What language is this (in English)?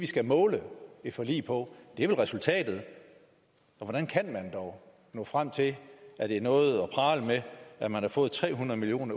Danish